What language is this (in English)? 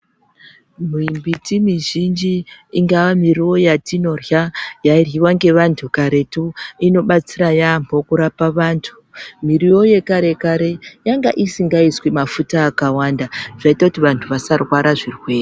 Ndau